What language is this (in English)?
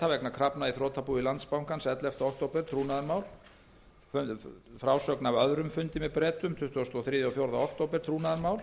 Icelandic